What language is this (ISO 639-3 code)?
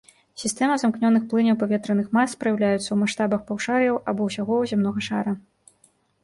bel